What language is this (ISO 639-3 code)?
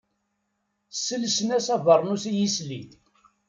kab